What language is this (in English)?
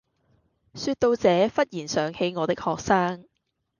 Cantonese